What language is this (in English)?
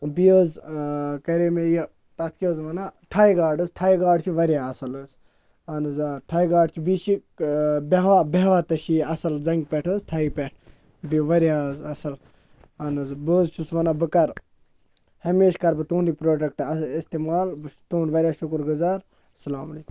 Kashmiri